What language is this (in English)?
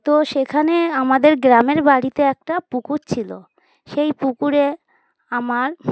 Bangla